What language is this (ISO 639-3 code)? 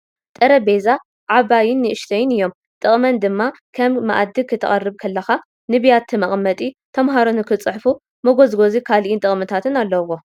tir